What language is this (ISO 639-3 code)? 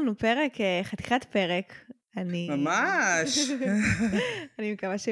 heb